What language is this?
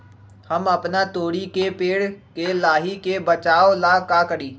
Magahi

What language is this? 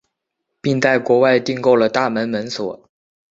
Chinese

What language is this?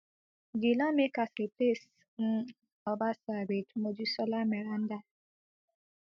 Nigerian Pidgin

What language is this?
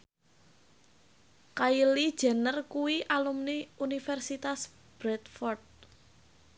Javanese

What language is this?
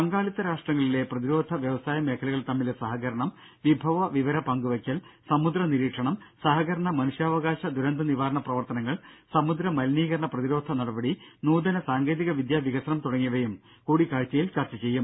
Malayalam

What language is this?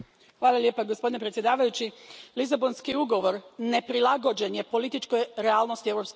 Croatian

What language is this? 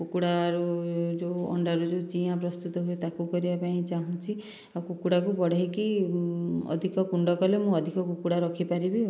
Odia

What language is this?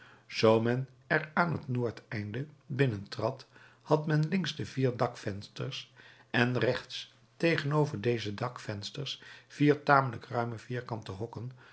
Dutch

